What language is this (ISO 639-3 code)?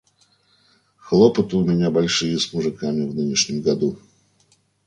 rus